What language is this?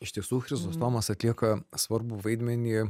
Lithuanian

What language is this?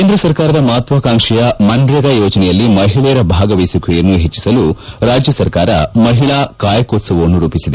Kannada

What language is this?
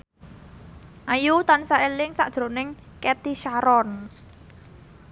Javanese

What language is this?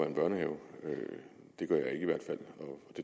Danish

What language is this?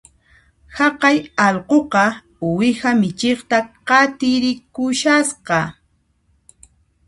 Puno Quechua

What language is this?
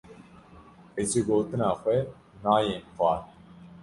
Kurdish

